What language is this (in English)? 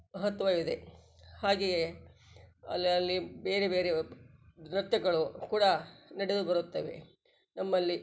Kannada